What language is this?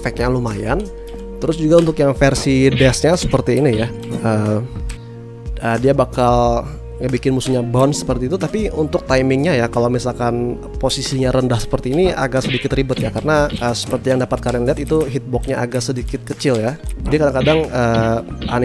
Indonesian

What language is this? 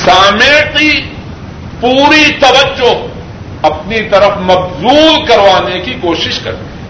Urdu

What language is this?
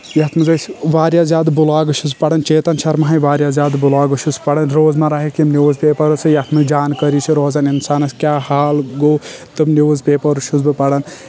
Kashmiri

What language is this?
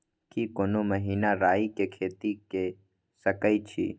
Maithili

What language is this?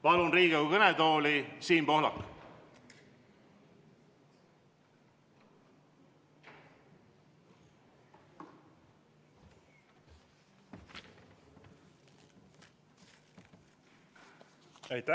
Estonian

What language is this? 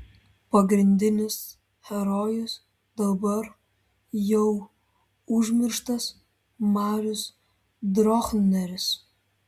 Lithuanian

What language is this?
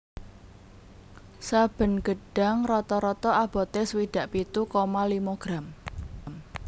Javanese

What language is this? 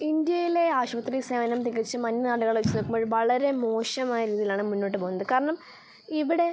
Malayalam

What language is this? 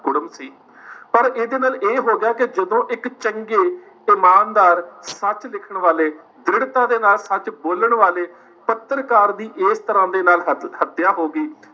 Punjabi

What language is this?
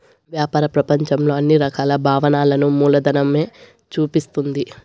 Telugu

